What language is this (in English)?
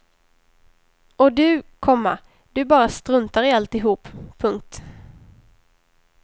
Swedish